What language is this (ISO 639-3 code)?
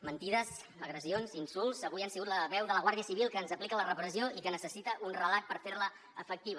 cat